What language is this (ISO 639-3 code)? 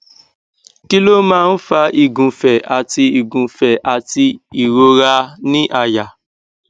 yor